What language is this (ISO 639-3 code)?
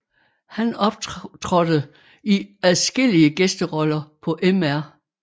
dan